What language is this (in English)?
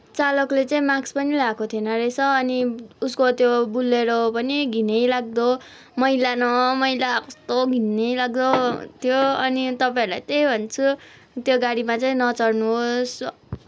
Nepali